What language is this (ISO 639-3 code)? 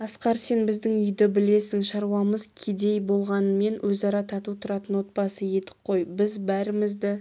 kaz